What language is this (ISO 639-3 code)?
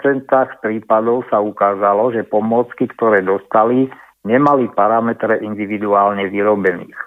slk